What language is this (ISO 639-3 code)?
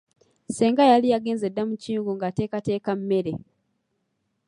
lug